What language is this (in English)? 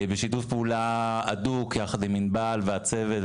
Hebrew